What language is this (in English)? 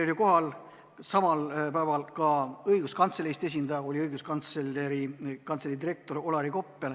Estonian